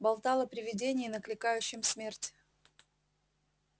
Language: Russian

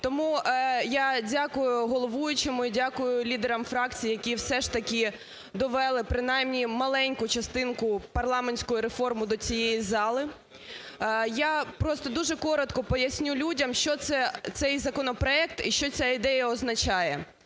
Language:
Ukrainian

